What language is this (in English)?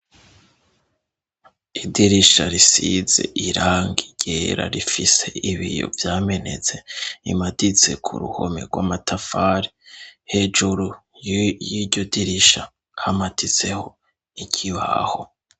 Rundi